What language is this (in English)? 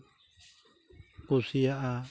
Santali